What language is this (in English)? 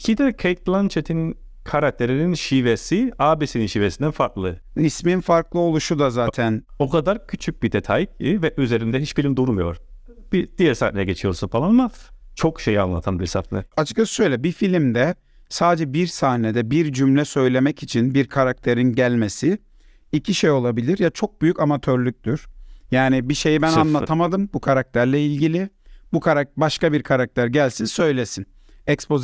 Turkish